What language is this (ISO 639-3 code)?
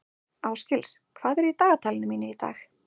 isl